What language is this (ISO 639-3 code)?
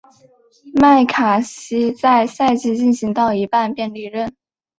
zho